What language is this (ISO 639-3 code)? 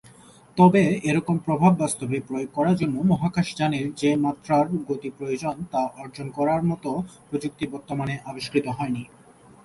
ben